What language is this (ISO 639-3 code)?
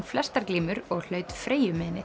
isl